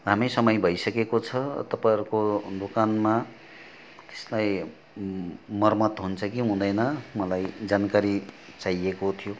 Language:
Nepali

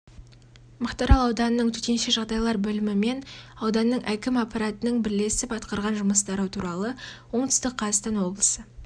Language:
Kazakh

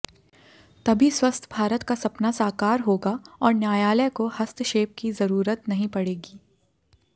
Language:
Hindi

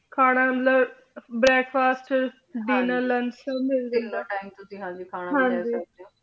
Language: Punjabi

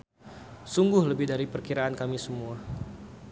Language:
Sundanese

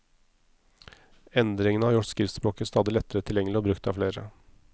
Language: Norwegian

